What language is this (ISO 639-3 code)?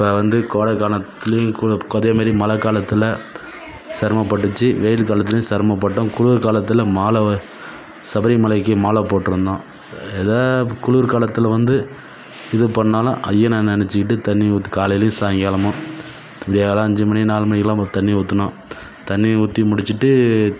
tam